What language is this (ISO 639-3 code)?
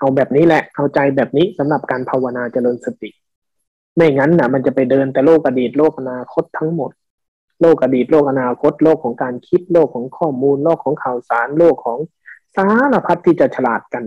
tha